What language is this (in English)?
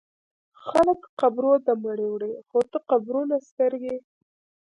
Pashto